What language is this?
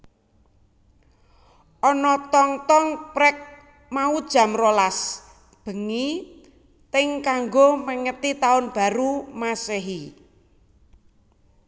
Javanese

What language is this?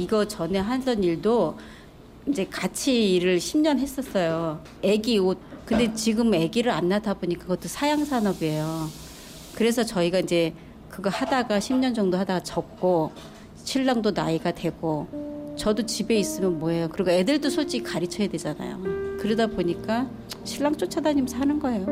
Korean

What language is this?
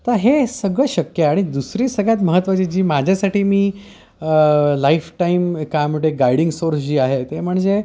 Marathi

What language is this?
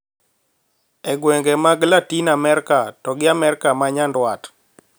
Luo (Kenya and Tanzania)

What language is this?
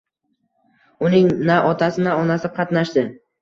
Uzbek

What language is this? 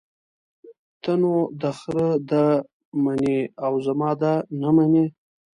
Pashto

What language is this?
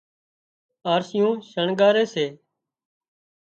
Wadiyara Koli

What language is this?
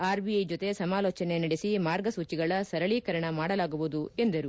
Kannada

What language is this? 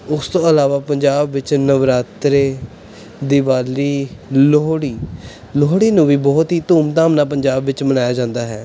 Punjabi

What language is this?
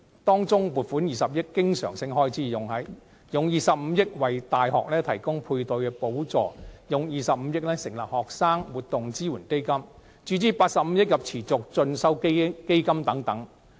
Cantonese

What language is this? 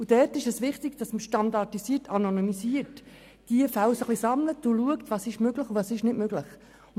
Swiss German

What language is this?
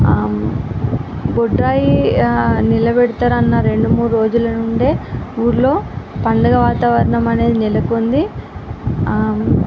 Telugu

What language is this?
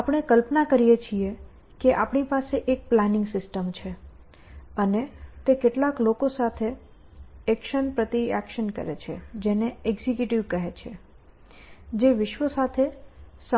Gujarati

